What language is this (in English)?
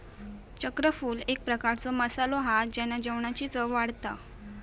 Marathi